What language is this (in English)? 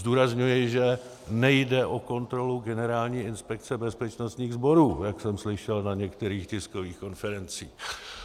Czech